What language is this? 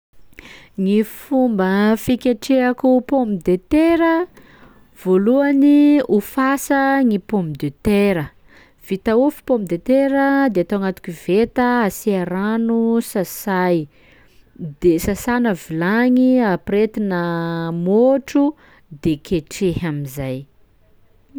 Sakalava Malagasy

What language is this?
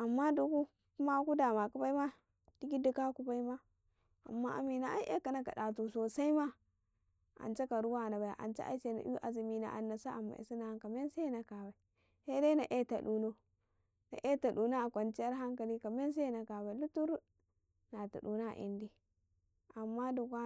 Karekare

